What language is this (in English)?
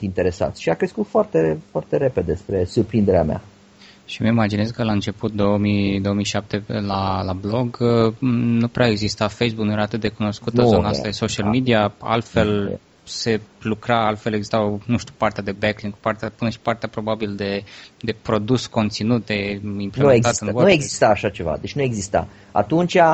Romanian